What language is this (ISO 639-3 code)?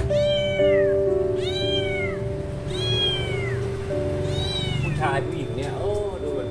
tha